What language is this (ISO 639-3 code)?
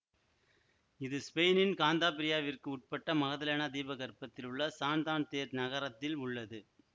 tam